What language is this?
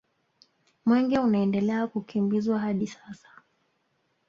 Swahili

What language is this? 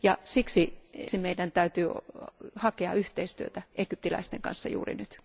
Finnish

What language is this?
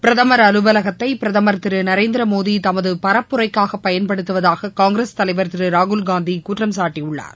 Tamil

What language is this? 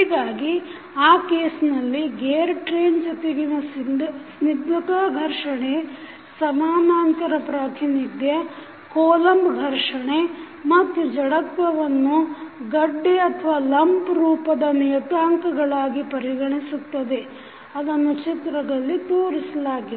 Kannada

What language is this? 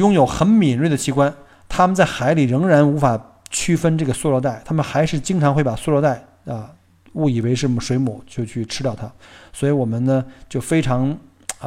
Chinese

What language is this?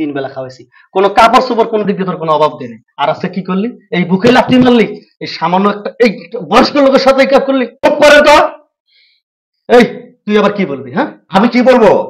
Arabic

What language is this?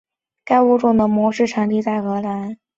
Chinese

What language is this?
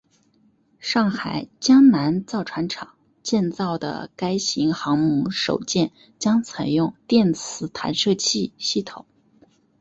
Chinese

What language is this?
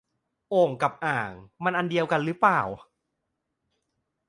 Thai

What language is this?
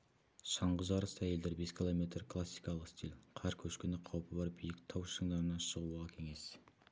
Kazakh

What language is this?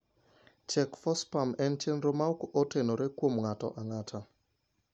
Luo (Kenya and Tanzania)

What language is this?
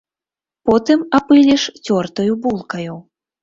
Belarusian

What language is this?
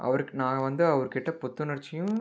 Tamil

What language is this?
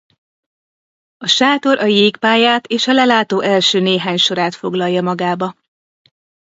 Hungarian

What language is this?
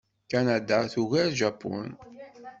Kabyle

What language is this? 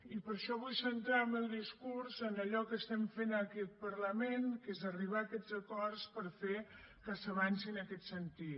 Catalan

